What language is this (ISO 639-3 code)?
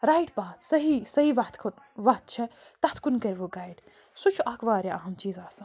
kas